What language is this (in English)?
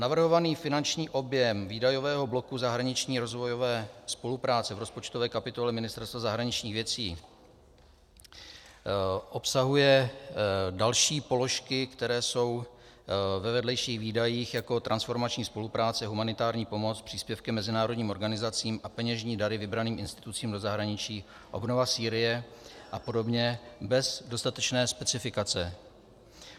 Czech